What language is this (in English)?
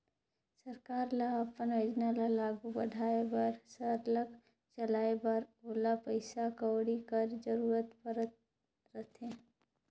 Chhattisgarhi